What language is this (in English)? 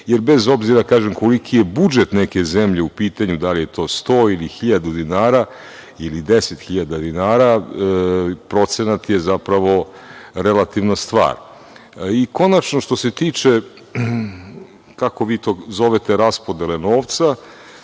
Serbian